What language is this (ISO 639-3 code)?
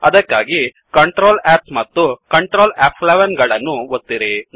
kan